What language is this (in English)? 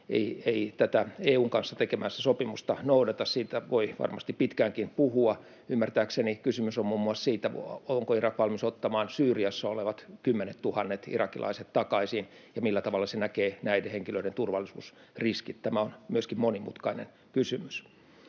Finnish